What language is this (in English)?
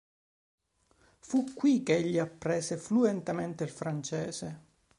Italian